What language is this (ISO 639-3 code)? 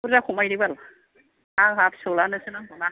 brx